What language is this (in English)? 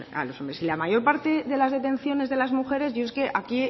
Spanish